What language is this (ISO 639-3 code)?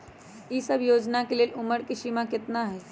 mag